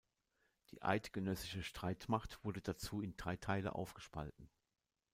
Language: German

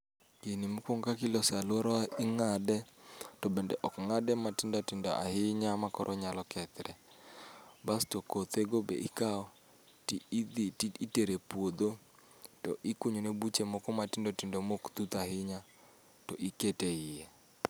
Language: Luo (Kenya and Tanzania)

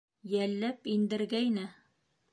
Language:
Bashkir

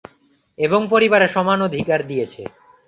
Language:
Bangla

